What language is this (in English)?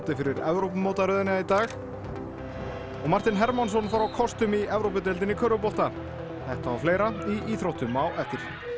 Icelandic